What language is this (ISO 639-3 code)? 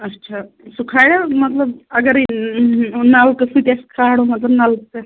kas